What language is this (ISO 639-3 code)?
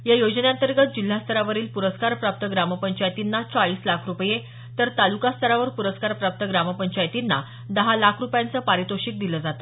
mar